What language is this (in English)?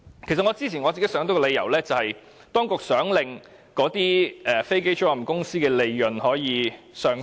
Cantonese